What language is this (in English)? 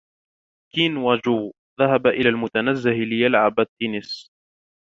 Arabic